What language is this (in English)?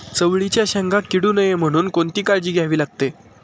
Marathi